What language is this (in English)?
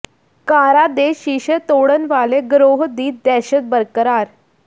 Punjabi